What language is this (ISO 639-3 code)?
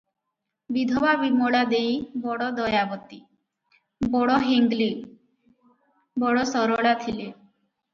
ori